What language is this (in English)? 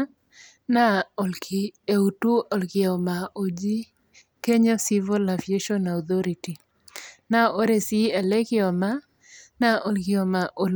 Masai